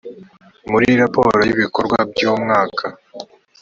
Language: Kinyarwanda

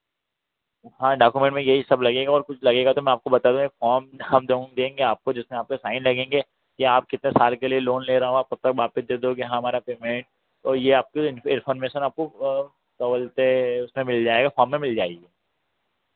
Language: Hindi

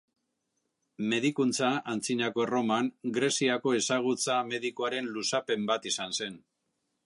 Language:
Basque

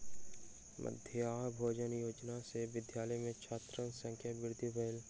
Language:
Maithili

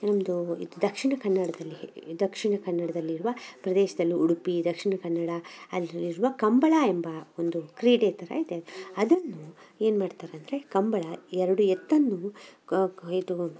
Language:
Kannada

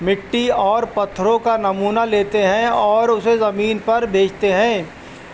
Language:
Urdu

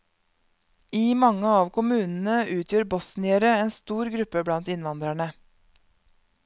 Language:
Norwegian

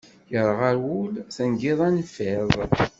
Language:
Kabyle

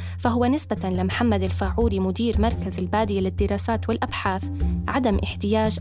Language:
Arabic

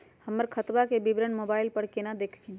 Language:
Magahi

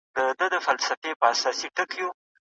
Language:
Pashto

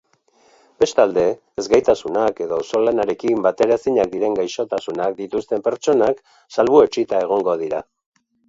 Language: Basque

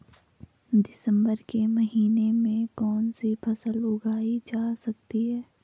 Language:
Hindi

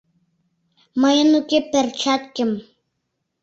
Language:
Mari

